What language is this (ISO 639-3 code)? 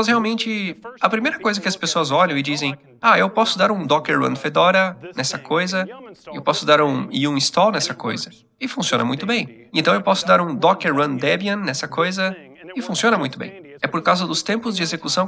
por